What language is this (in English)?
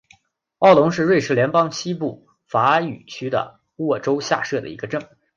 Chinese